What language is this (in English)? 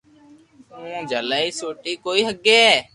Loarki